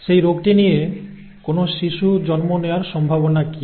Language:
Bangla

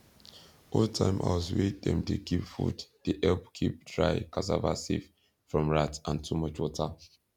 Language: Nigerian Pidgin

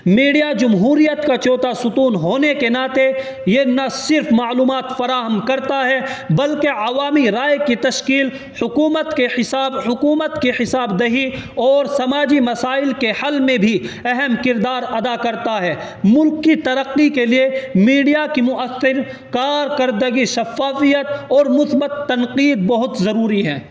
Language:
Urdu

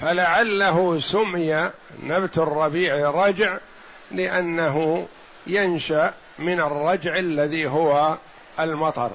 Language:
Arabic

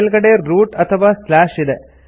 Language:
Kannada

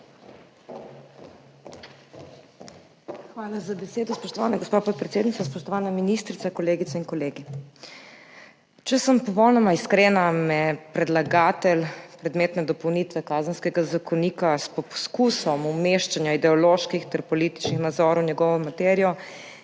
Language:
Slovenian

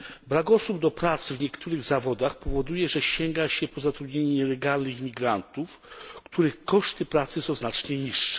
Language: Polish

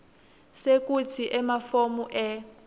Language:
Swati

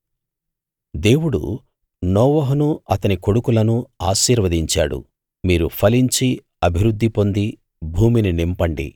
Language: Telugu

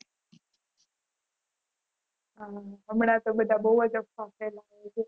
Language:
Gujarati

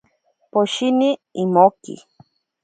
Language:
Ashéninka Perené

